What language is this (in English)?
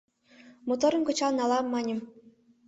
Mari